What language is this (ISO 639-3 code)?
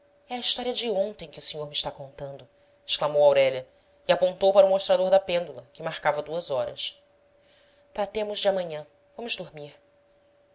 por